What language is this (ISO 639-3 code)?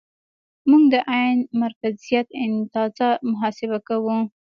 pus